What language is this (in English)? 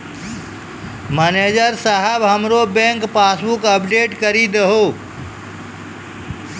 Maithili